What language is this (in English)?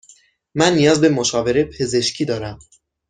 Persian